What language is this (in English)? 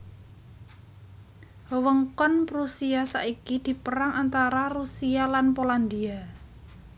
Javanese